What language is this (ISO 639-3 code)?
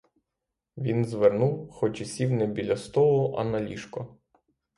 ukr